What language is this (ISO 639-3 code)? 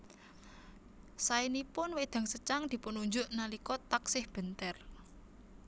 jav